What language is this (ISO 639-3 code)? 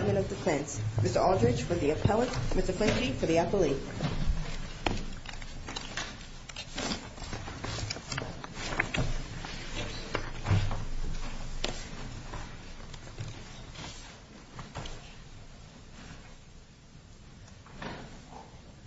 eng